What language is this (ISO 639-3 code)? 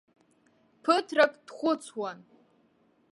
abk